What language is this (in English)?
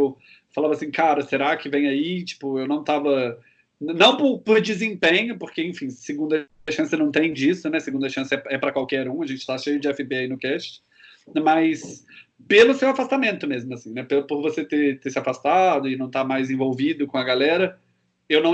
Portuguese